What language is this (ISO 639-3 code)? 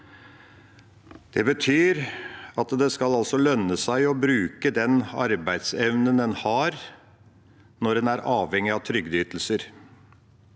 nor